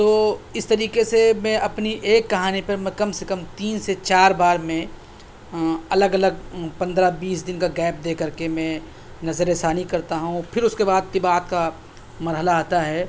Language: Urdu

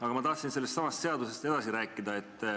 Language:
Estonian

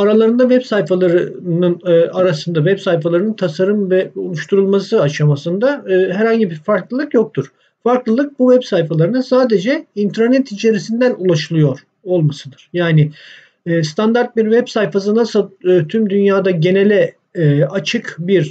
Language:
Turkish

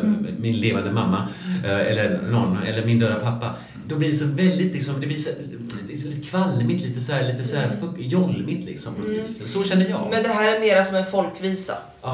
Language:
Swedish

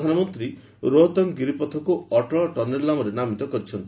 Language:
Odia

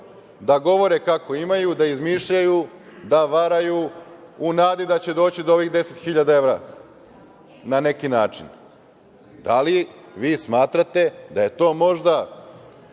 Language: Serbian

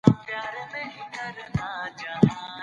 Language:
Pashto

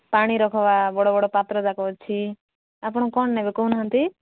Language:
Odia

